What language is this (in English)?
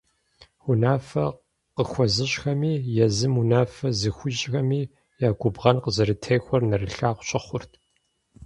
Kabardian